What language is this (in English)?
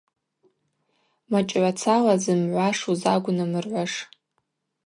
Abaza